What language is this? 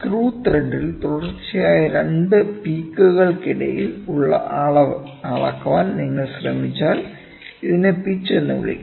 Malayalam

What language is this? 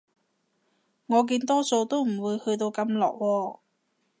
Cantonese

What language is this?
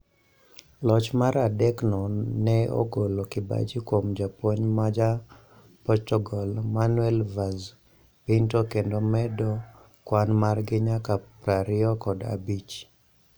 Luo (Kenya and Tanzania)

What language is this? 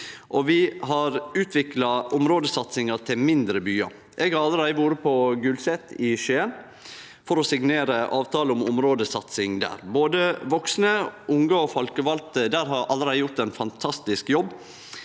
Norwegian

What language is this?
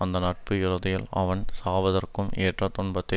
Tamil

